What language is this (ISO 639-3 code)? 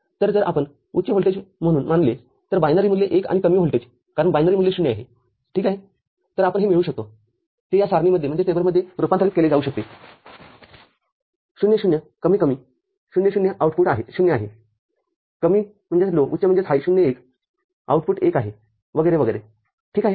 mar